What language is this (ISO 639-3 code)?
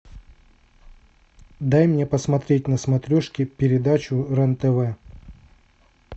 rus